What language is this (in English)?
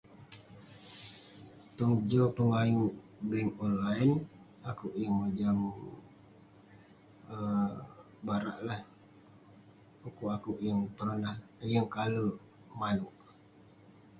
Western Penan